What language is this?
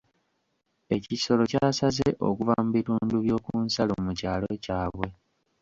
Ganda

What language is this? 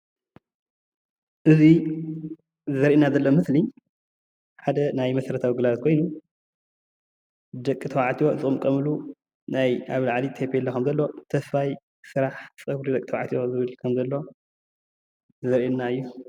Tigrinya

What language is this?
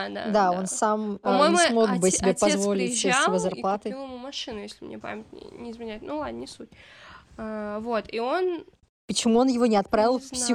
Russian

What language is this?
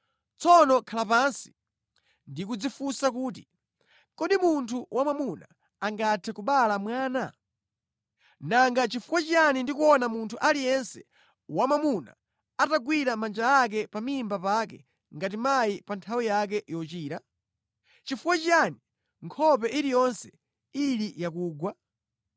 Nyanja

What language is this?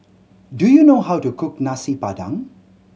English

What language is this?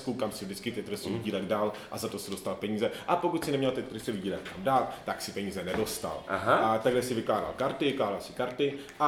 Czech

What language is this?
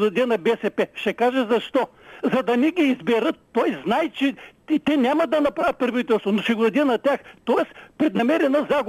Bulgarian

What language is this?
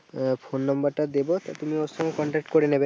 Bangla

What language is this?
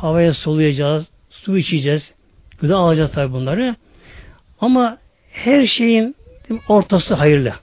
Turkish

